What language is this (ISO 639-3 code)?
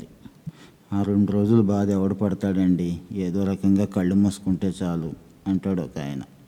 tel